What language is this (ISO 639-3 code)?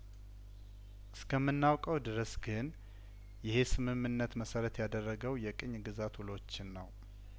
amh